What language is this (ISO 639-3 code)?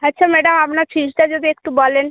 ben